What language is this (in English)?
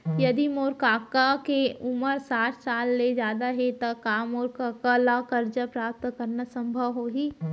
Chhattisgarhi